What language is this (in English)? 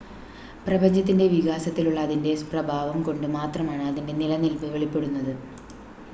Malayalam